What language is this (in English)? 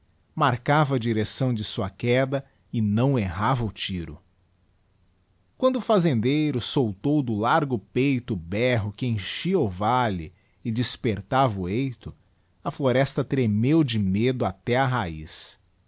Portuguese